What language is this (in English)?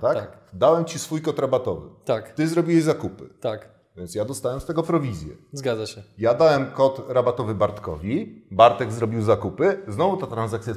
Polish